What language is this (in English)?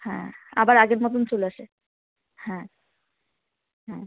Bangla